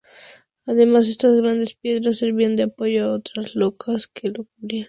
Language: Spanish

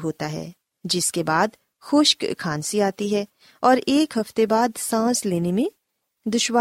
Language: Urdu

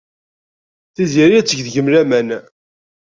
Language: Kabyle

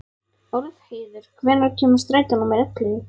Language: Icelandic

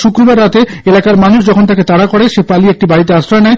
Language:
Bangla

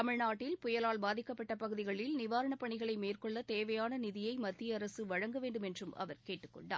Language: Tamil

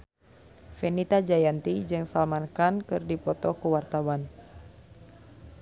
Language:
Sundanese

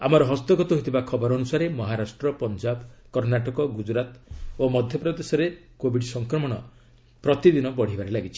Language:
Odia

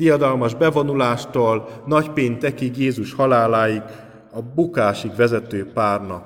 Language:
Hungarian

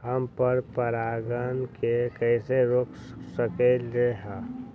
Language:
Magahi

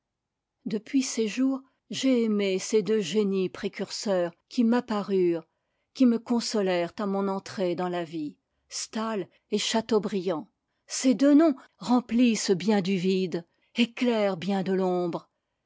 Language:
French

